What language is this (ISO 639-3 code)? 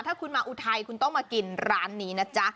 tha